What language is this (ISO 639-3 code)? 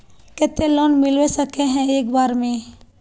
mag